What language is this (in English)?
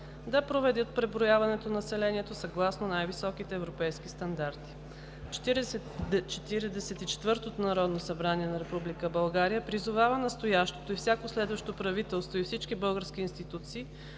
Bulgarian